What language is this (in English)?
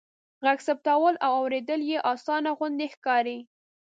Pashto